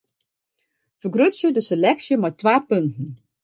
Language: Western Frisian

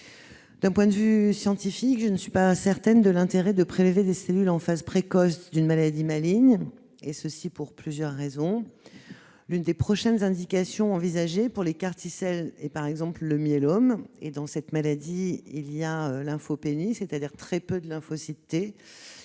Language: French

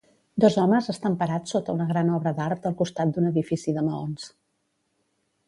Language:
Catalan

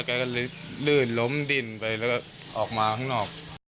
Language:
Thai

